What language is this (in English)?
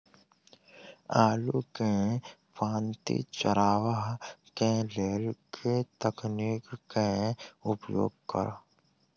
Maithili